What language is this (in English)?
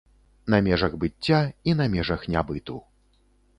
Belarusian